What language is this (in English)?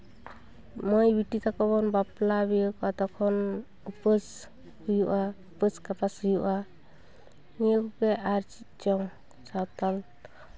Santali